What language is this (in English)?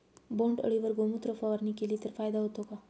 Marathi